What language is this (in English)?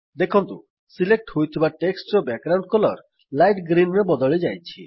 Odia